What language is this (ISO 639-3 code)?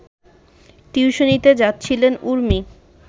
ben